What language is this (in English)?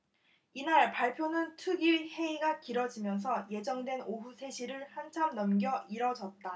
Korean